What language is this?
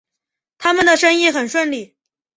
Chinese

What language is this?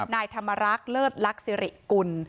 Thai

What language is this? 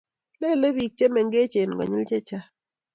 Kalenjin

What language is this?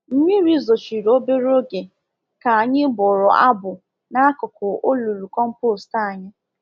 Igbo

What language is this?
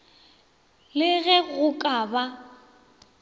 Northern Sotho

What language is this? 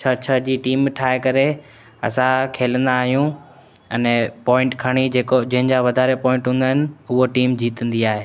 Sindhi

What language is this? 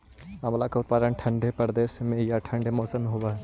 Magahi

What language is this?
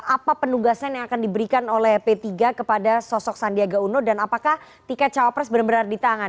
Indonesian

